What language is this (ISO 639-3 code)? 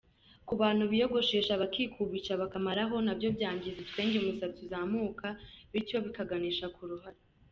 kin